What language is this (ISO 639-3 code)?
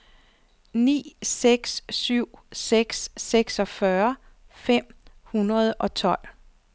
dan